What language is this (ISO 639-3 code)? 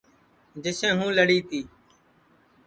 ssi